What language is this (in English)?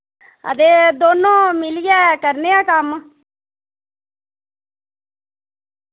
Dogri